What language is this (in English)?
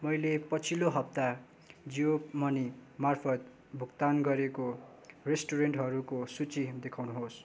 Nepali